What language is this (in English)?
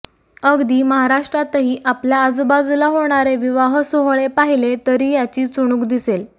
Marathi